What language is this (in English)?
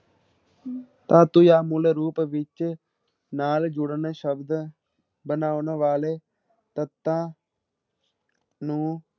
Punjabi